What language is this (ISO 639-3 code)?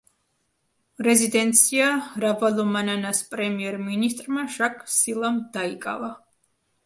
kat